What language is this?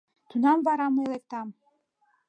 Mari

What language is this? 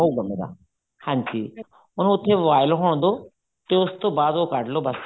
Punjabi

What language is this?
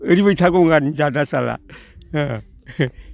Bodo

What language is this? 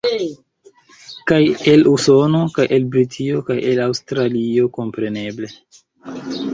Esperanto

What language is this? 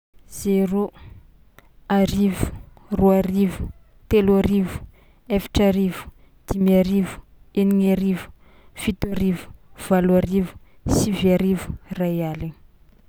Tsimihety Malagasy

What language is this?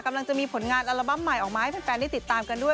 Thai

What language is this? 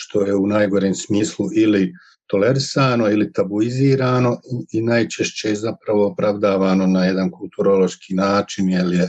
Croatian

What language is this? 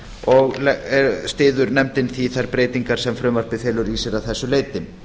Icelandic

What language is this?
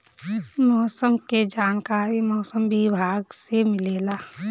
Bhojpuri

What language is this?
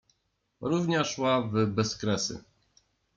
Polish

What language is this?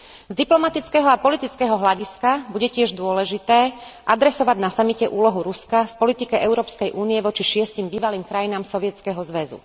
Slovak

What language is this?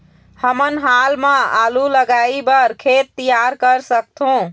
Chhattisgarhi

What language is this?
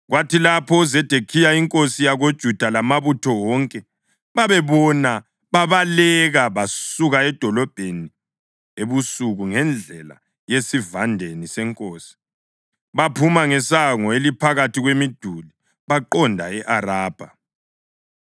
North Ndebele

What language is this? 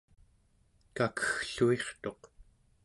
Central Yupik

